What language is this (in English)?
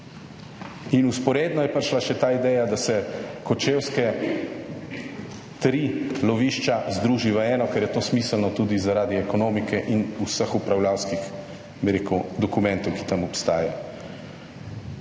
Slovenian